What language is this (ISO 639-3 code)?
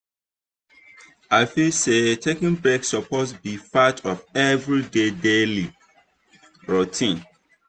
pcm